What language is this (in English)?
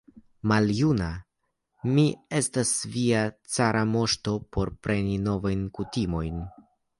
Esperanto